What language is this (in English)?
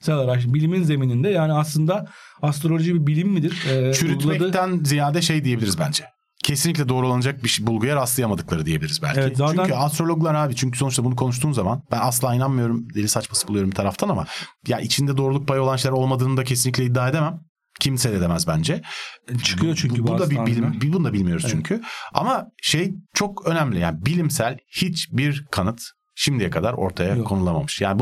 Turkish